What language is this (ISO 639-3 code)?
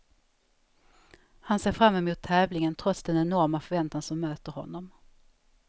swe